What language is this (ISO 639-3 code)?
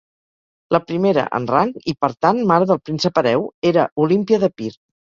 cat